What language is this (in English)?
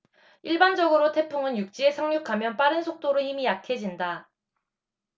Korean